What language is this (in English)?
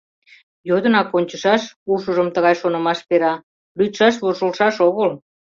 Mari